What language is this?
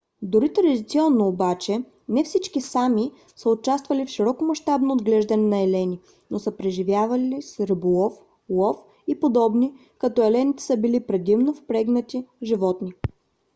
Bulgarian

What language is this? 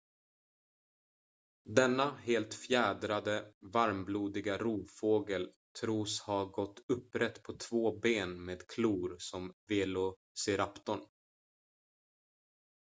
Swedish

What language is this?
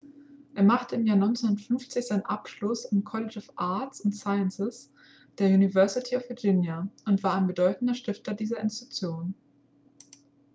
German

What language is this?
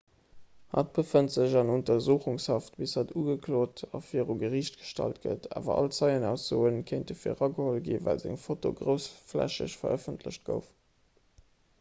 Luxembourgish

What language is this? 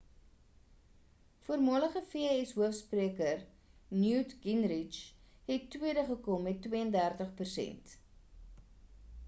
Afrikaans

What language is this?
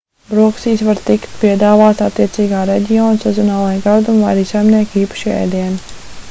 Latvian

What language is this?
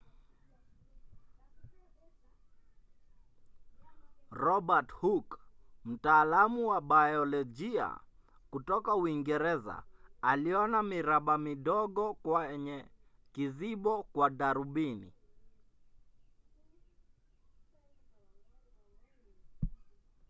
Swahili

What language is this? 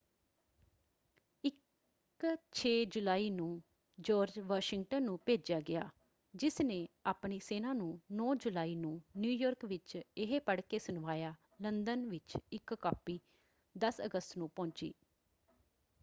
Punjabi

